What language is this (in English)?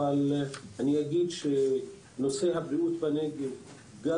Hebrew